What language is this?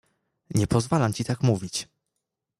Polish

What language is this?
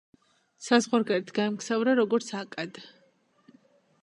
Georgian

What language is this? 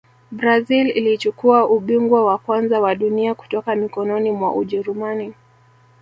Swahili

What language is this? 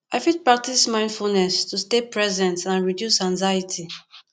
Nigerian Pidgin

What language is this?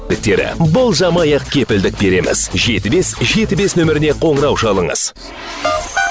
Kazakh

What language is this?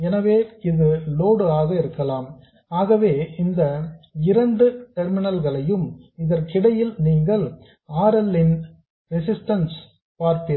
Tamil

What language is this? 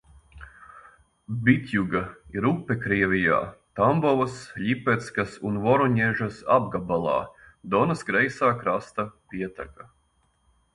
Latvian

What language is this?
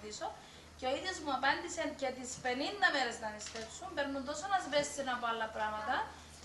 Greek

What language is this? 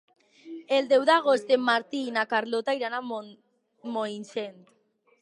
Catalan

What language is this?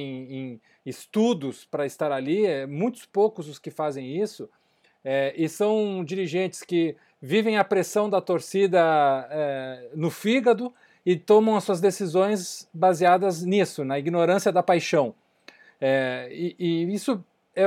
Portuguese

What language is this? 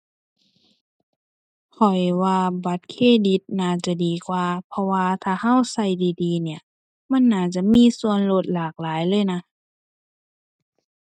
Thai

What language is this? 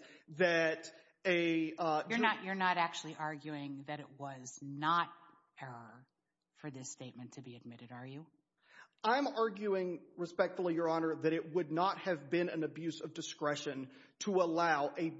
English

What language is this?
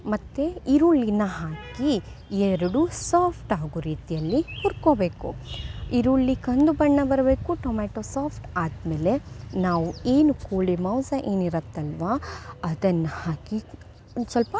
Kannada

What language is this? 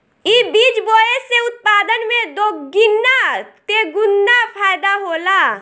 Bhojpuri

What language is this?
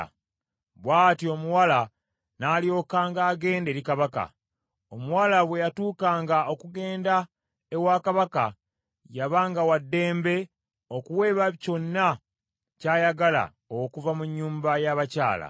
Ganda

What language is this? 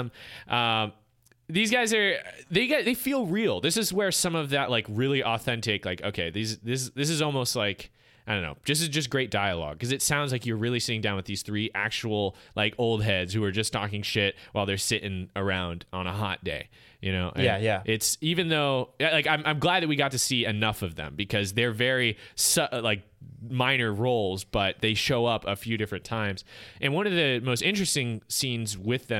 English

